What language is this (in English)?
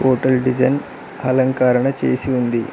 Telugu